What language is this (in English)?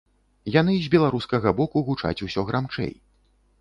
Belarusian